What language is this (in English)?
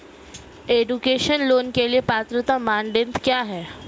Hindi